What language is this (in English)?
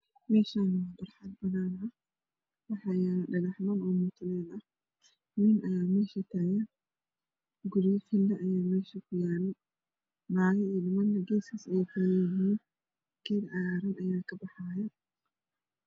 Somali